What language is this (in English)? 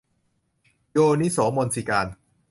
Thai